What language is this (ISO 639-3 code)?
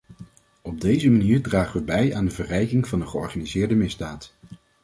nld